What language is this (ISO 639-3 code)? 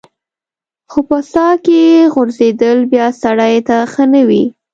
pus